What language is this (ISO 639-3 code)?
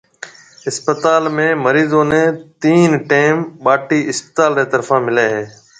mve